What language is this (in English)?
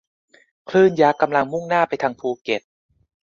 Thai